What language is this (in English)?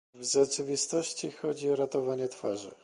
Polish